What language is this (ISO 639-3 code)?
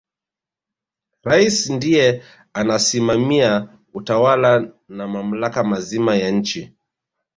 swa